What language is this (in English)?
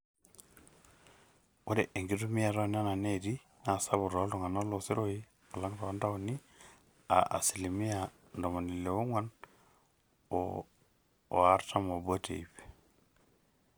Masai